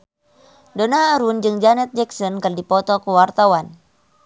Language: Sundanese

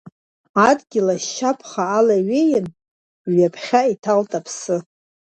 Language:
Abkhazian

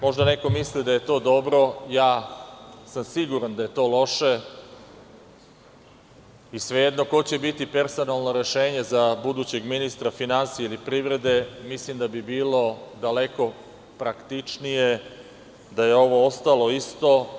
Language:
Serbian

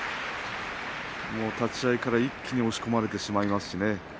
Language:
Japanese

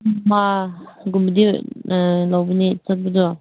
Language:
Manipuri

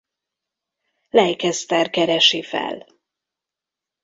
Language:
Hungarian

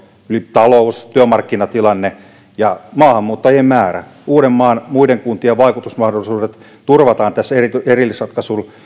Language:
Finnish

